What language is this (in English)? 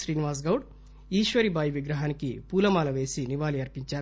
Telugu